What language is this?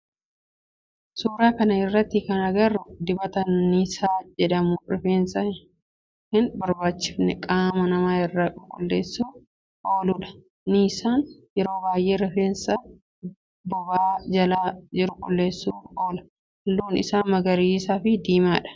Oromo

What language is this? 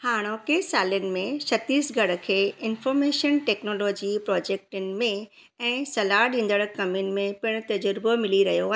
Sindhi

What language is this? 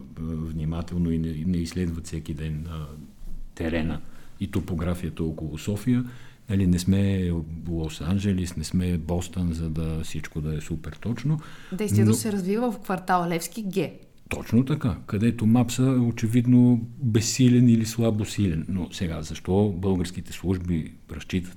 Bulgarian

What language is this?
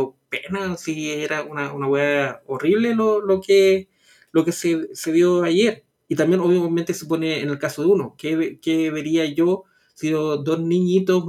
Spanish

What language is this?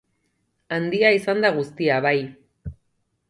Basque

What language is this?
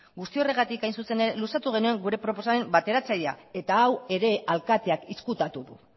Basque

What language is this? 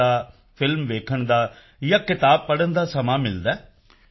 Punjabi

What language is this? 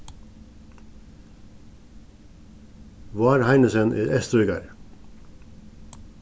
Faroese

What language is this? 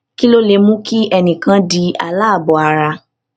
Yoruba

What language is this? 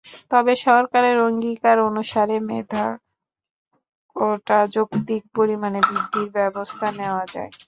Bangla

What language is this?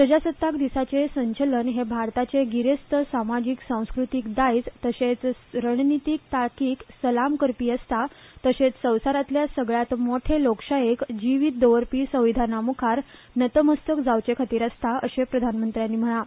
Konkani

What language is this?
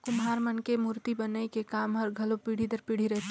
Chhattisgarhi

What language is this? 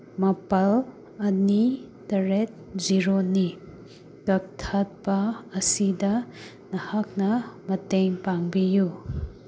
Manipuri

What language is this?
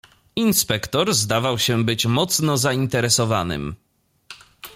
Polish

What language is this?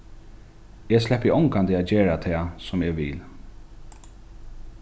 Faroese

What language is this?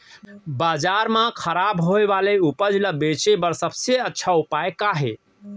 Chhattisgarhi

